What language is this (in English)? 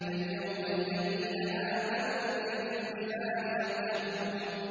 Arabic